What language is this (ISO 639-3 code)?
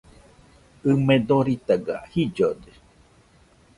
hux